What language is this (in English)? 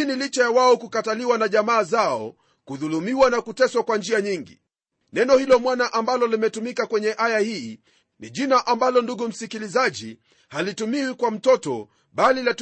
Swahili